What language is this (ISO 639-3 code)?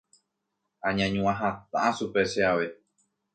grn